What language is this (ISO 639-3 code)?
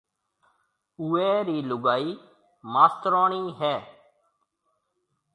mve